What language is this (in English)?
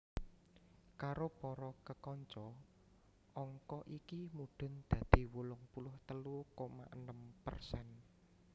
Javanese